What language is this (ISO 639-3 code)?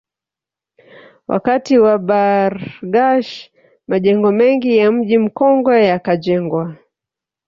swa